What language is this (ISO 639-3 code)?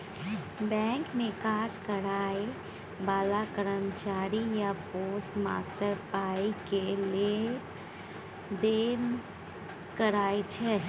mai